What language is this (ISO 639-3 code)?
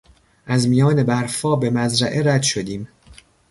fas